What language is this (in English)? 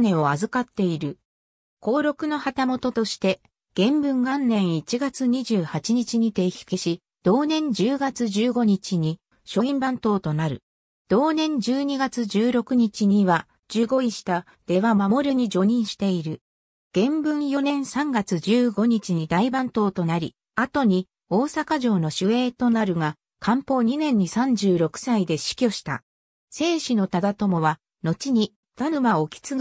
Japanese